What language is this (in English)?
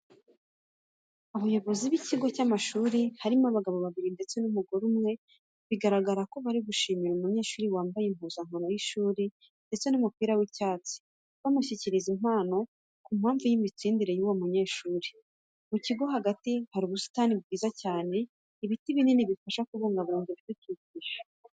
Kinyarwanda